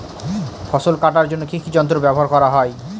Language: Bangla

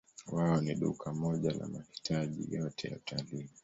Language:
Swahili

